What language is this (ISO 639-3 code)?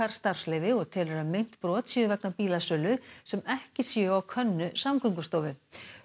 isl